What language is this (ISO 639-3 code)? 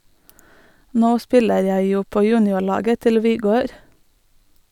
nor